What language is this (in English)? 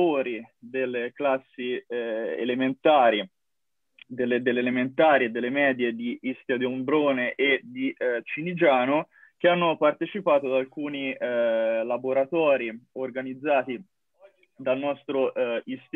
Italian